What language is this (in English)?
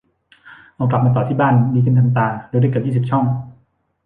Thai